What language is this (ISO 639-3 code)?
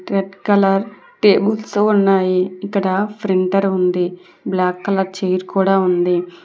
tel